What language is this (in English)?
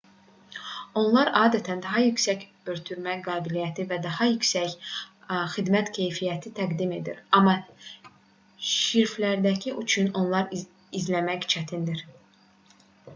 Azerbaijani